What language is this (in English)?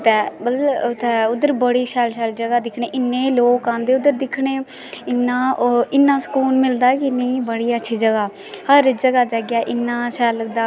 Dogri